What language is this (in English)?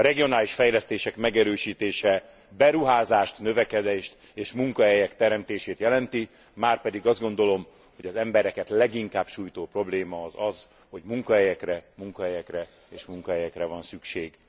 Hungarian